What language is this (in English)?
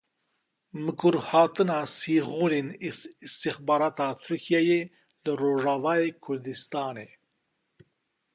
Kurdish